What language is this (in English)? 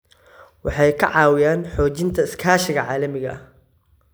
Somali